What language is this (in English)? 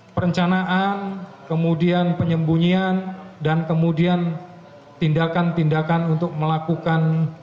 Indonesian